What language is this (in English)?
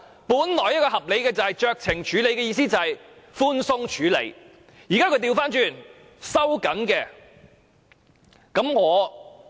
Cantonese